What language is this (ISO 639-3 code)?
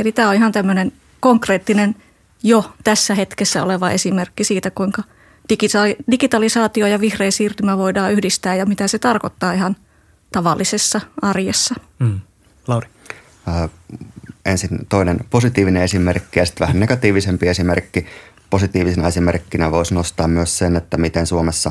fin